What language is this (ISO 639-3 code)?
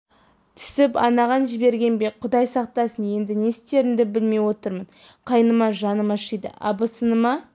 kaz